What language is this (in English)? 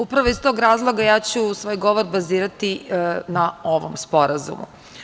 Serbian